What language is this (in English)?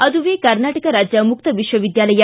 Kannada